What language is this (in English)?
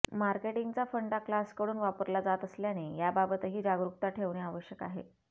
Marathi